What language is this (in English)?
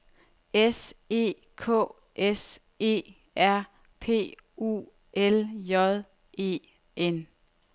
Danish